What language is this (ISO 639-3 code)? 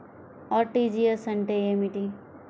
tel